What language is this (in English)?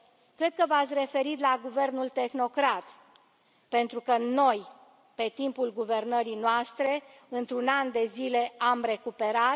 Romanian